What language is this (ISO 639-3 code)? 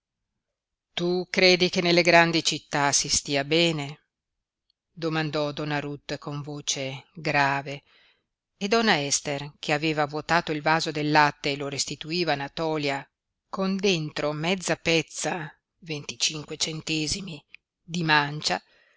ita